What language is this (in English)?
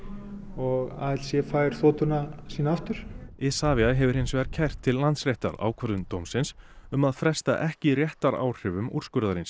Icelandic